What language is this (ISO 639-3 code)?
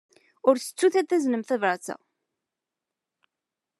kab